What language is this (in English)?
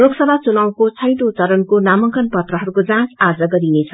Nepali